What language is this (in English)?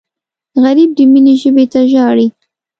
Pashto